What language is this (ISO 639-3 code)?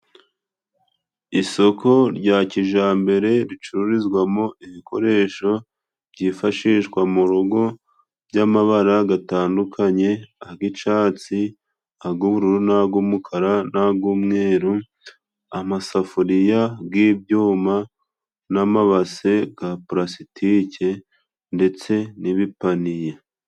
kin